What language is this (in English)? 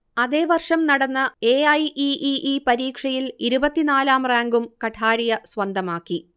Malayalam